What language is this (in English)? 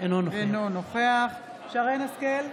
Hebrew